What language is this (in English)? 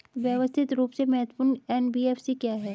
Hindi